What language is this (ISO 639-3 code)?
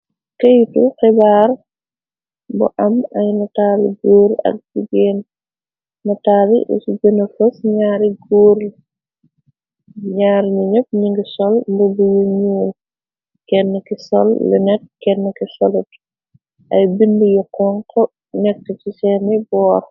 wol